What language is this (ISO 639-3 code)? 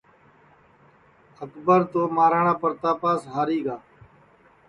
ssi